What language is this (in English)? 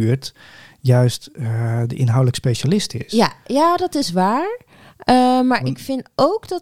Dutch